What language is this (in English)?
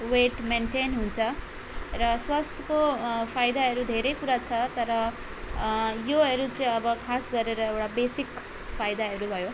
Nepali